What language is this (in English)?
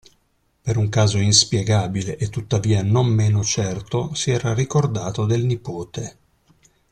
Italian